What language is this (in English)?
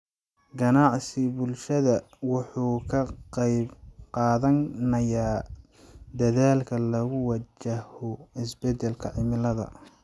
Somali